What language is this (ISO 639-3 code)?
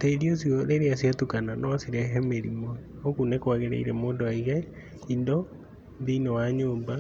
kik